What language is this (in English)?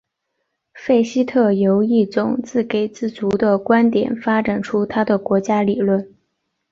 Chinese